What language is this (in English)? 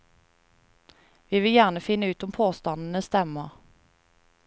Norwegian